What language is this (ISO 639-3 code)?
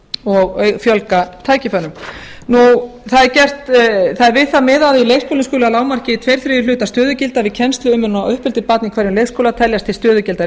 isl